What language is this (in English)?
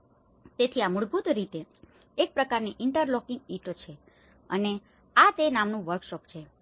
Gujarati